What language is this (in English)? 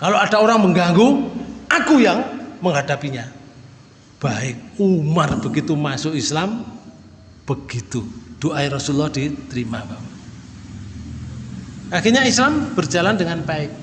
Indonesian